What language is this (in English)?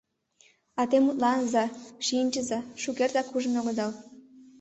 Mari